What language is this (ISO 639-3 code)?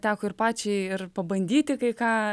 lit